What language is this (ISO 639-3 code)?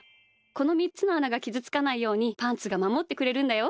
jpn